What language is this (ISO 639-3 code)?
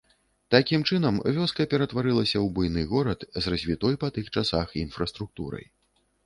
bel